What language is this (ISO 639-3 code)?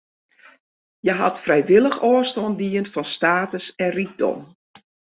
fry